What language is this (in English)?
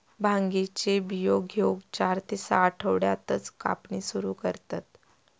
Marathi